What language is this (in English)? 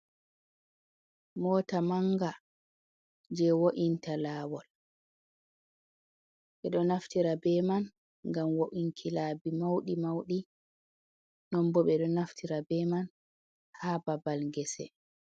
Fula